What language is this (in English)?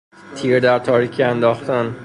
Persian